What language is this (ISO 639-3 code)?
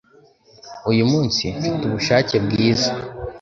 kin